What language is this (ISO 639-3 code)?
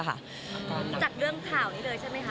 tha